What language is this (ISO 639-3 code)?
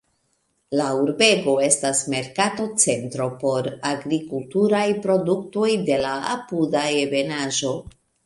epo